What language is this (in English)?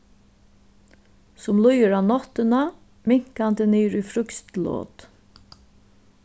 Faroese